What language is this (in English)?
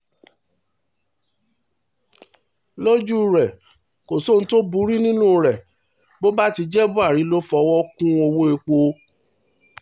Yoruba